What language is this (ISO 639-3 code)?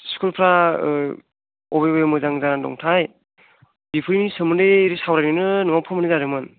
brx